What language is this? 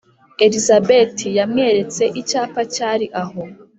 Kinyarwanda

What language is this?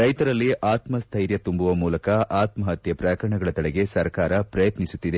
Kannada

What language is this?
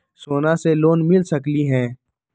Magahi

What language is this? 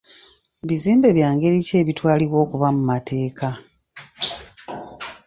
Ganda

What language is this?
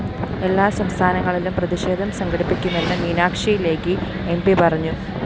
Malayalam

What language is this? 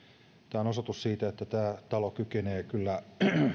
Finnish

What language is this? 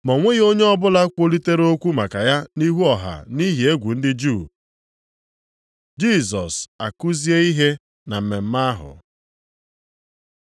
Igbo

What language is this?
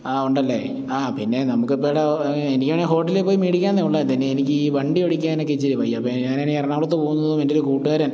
Malayalam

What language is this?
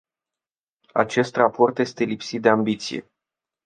Romanian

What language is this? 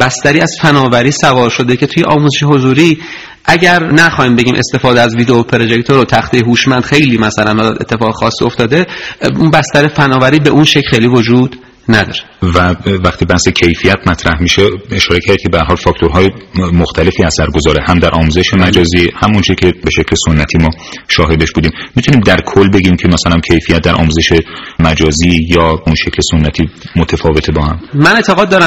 Persian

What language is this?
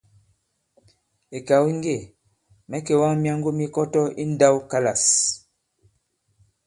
Bankon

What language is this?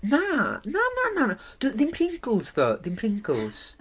Welsh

